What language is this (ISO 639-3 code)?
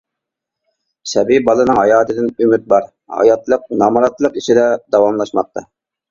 uig